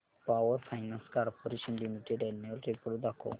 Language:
Marathi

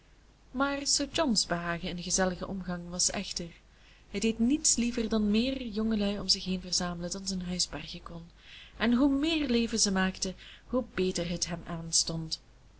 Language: Dutch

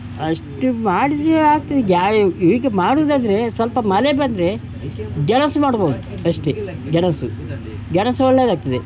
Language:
Kannada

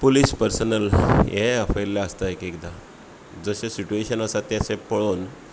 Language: Konkani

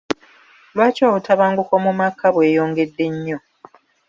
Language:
Ganda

